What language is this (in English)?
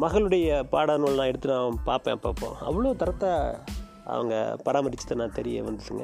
Tamil